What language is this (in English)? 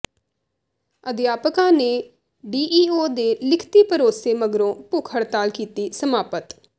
Punjabi